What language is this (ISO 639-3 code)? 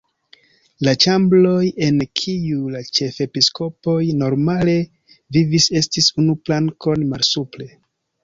epo